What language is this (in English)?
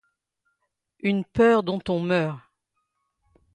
French